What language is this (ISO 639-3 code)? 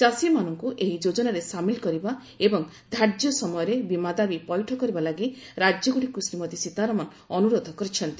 ori